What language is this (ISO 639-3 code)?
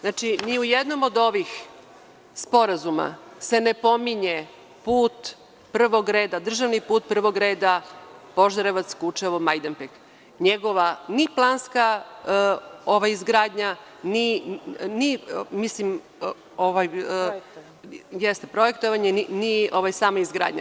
srp